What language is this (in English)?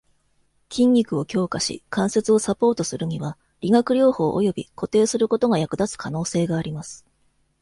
Japanese